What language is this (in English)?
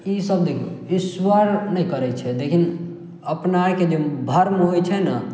Maithili